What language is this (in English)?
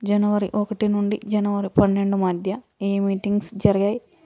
Telugu